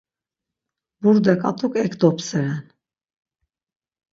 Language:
Laz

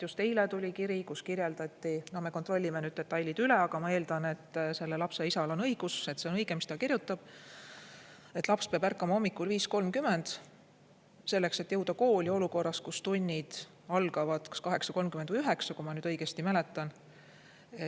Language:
Estonian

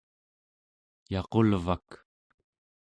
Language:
Central Yupik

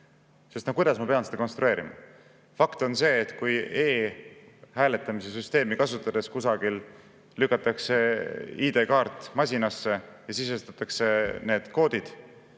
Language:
Estonian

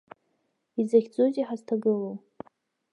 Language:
Abkhazian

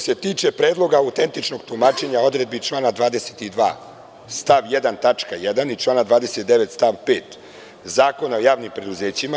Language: Serbian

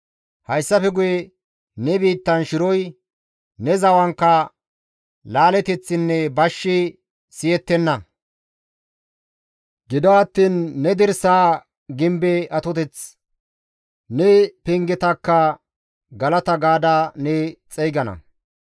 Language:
Gamo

